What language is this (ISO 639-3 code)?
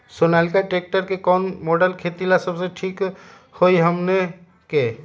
mag